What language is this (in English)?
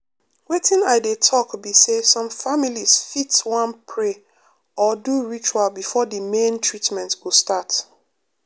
Nigerian Pidgin